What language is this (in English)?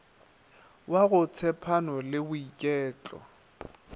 Northern Sotho